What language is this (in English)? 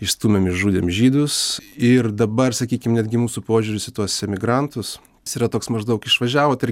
Lithuanian